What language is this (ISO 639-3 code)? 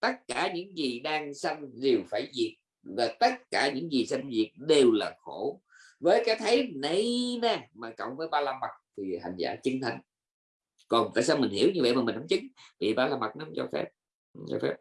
vie